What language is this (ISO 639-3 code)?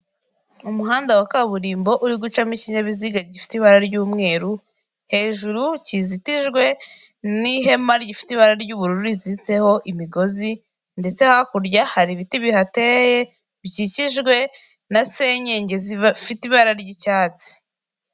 kin